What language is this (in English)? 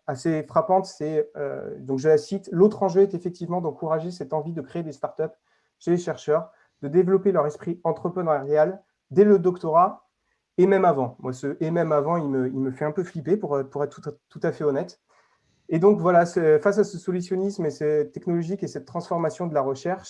French